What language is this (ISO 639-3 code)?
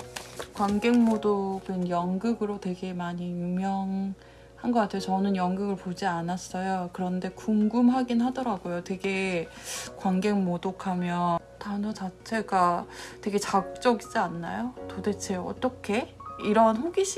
kor